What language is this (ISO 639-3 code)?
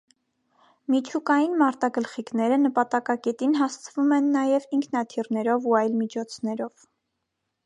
hye